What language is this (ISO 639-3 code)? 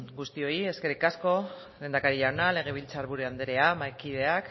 eus